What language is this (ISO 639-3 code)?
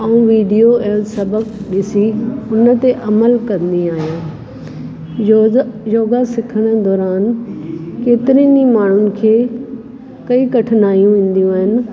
snd